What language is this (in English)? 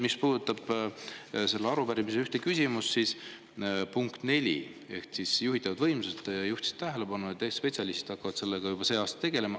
Estonian